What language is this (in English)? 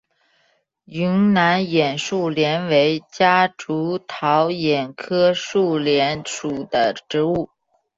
Chinese